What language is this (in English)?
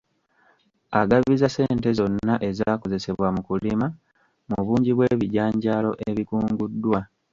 Ganda